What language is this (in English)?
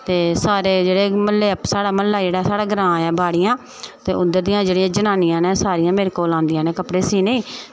Dogri